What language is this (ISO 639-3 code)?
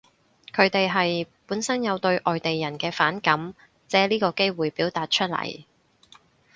yue